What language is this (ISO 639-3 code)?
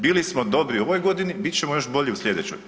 hrv